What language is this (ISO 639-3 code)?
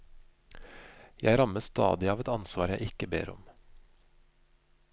nor